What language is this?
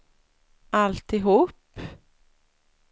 Swedish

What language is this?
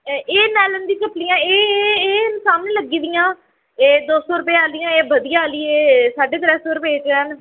Dogri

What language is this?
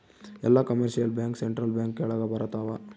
Kannada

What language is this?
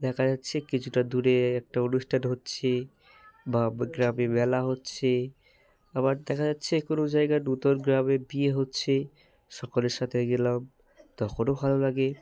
Bangla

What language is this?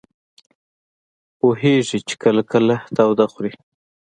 Pashto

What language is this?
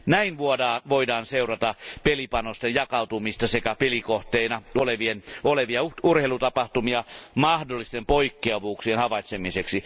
Finnish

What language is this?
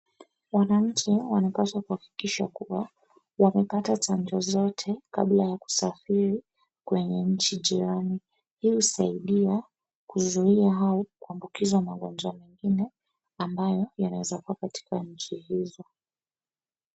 Swahili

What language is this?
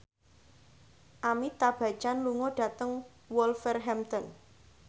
Javanese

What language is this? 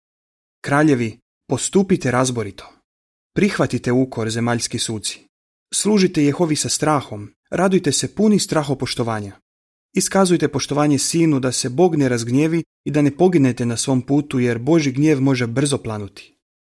Croatian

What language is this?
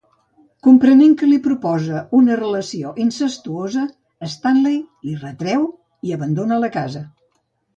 Catalan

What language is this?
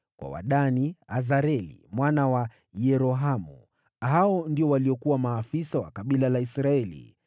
Swahili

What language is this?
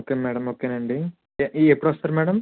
Telugu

